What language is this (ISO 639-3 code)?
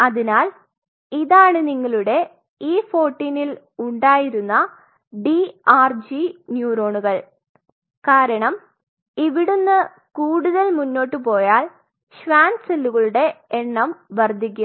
mal